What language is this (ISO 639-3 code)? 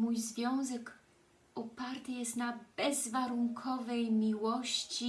pol